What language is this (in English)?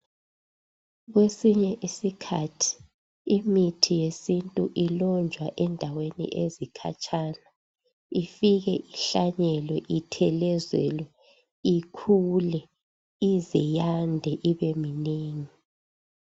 North Ndebele